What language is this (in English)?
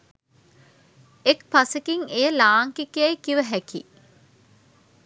Sinhala